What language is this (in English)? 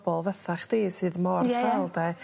Welsh